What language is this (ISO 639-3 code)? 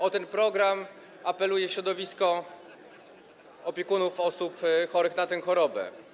pol